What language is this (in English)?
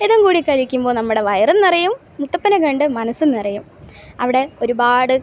Malayalam